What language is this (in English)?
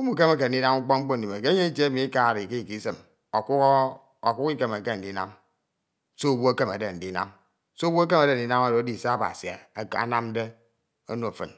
Ito